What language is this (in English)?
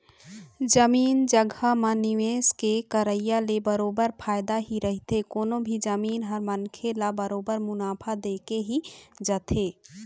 Chhattisgarhi